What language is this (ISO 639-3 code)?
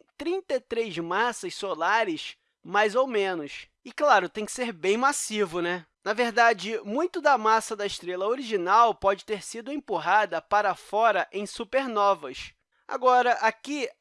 por